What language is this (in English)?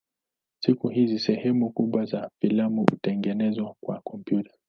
Swahili